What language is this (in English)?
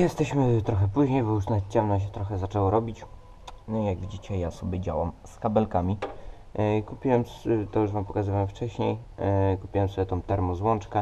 Polish